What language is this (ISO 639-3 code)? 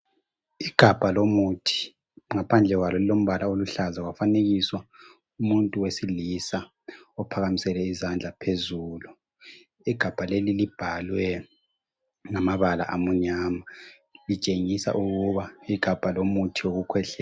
nde